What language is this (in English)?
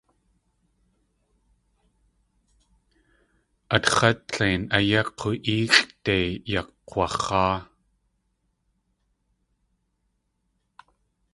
Tlingit